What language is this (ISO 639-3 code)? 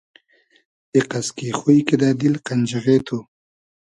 haz